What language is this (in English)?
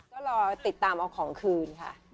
Thai